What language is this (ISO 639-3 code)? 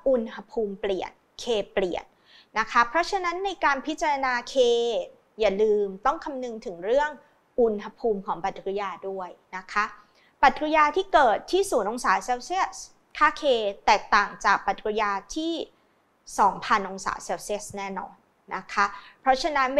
tha